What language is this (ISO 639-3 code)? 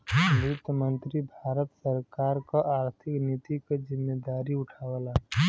bho